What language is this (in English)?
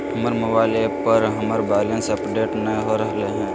Magahi